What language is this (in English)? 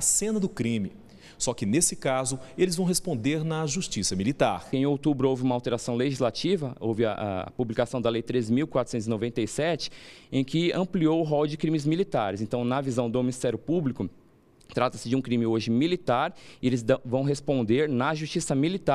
Portuguese